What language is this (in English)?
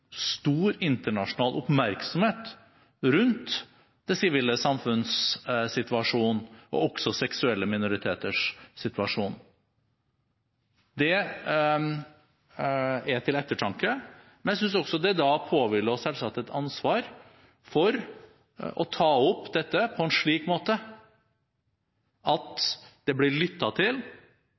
Norwegian Bokmål